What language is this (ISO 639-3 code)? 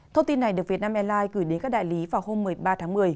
vie